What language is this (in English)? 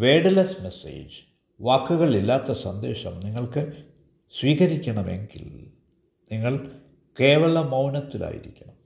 Malayalam